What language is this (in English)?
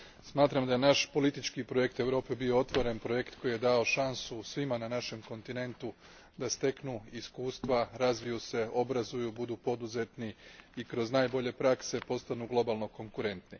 Croatian